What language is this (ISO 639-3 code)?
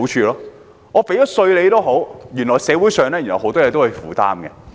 yue